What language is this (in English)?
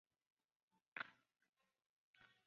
Chinese